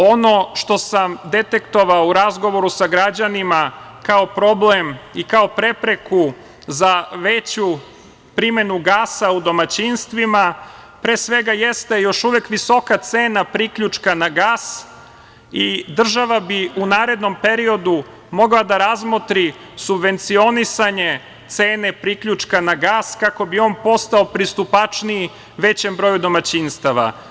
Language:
Serbian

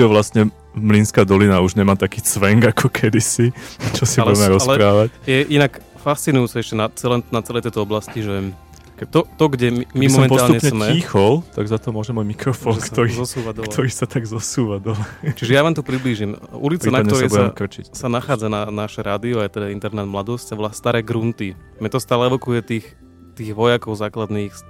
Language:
Slovak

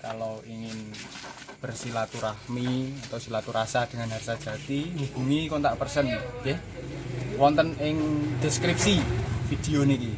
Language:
Indonesian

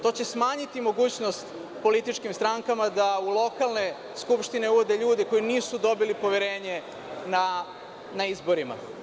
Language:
Serbian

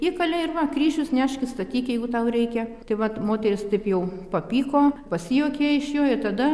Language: Lithuanian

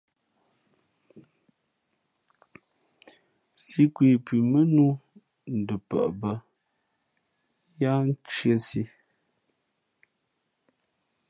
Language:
Fe'fe'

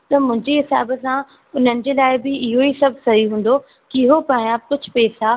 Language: Sindhi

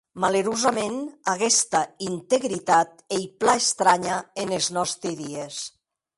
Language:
Occitan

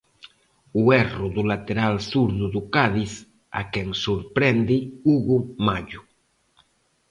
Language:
Galician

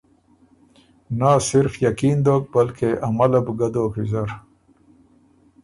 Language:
Ormuri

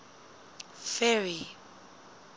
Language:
Southern Sotho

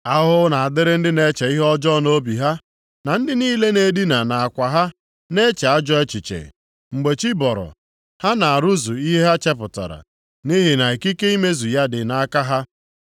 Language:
Igbo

